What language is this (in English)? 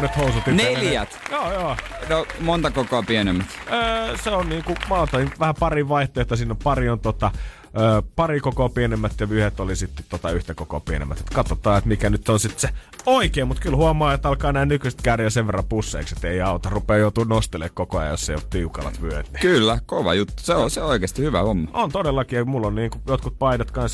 Finnish